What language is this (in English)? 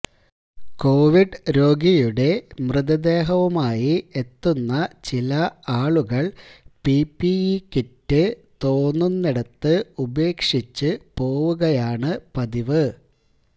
Malayalam